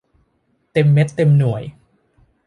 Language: Thai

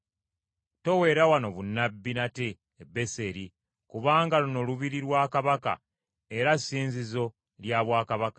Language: Ganda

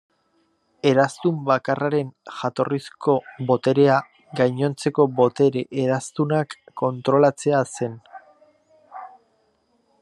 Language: Basque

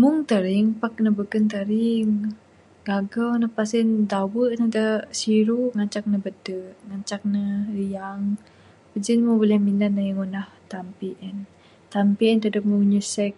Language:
Bukar-Sadung Bidayuh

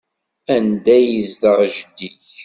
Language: Kabyle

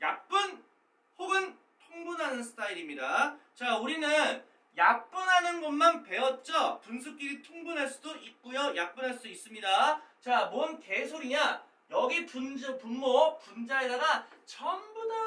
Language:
Korean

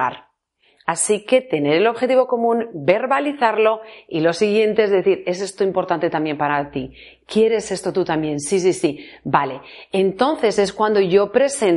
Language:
Spanish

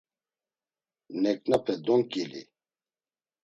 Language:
Laz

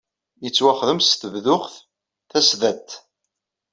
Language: Kabyle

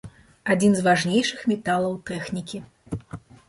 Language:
Belarusian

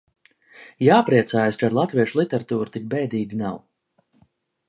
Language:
Latvian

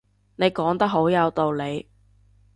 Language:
Cantonese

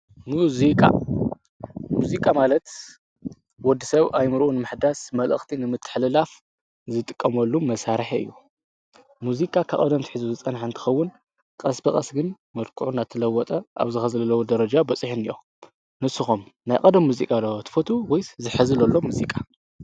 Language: Tigrinya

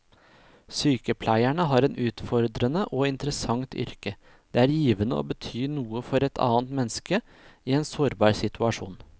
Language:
Norwegian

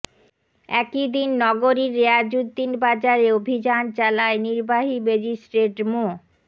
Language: Bangla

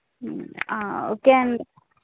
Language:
Telugu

